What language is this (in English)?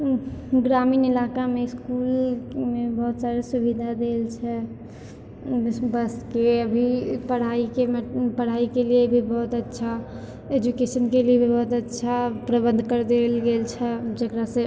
Maithili